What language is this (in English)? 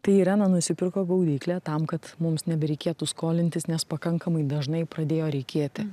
Lithuanian